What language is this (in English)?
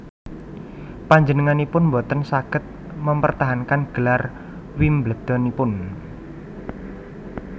Javanese